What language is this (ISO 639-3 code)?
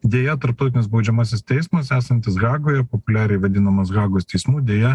lit